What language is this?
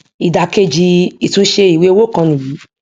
Yoruba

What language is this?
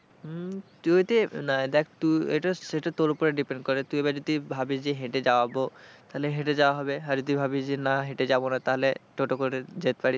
Bangla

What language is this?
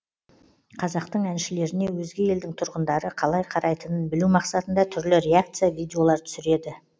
Kazakh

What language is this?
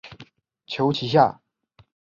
Chinese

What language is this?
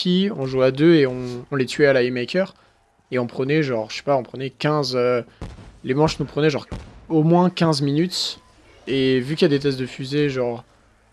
French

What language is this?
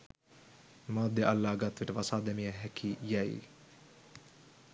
Sinhala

